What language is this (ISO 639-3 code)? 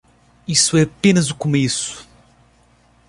por